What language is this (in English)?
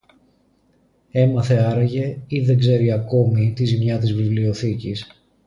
Greek